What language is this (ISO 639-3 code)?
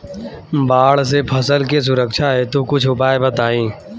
bho